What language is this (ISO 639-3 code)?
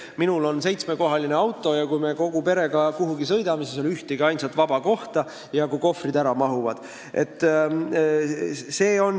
est